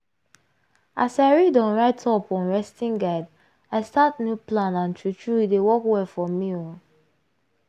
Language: Nigerian Pidgin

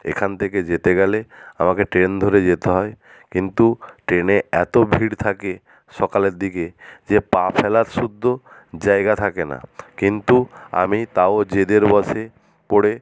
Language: Bangla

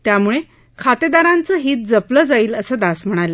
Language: Marathi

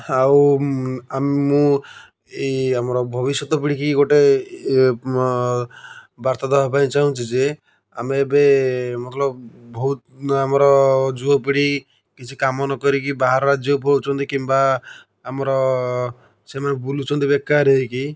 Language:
Odia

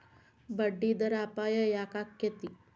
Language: Kannada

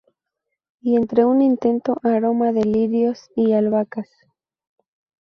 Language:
Spanish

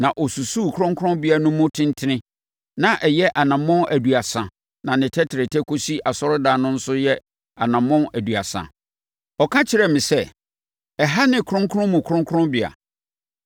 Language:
Akan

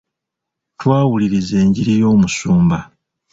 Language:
Ganda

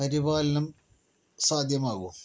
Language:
Malayalam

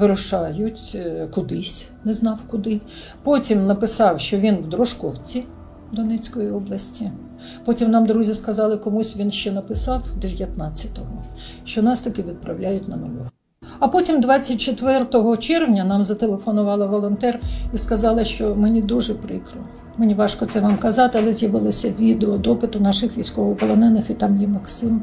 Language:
Ukrainian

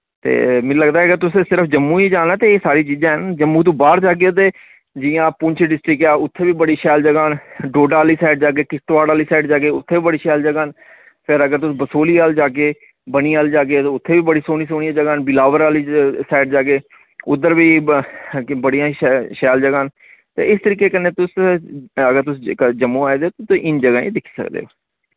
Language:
Dogri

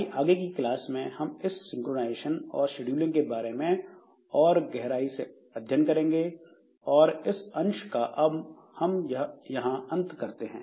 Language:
Hindi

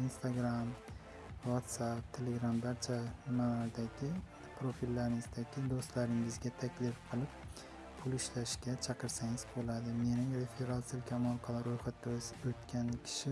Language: Turkish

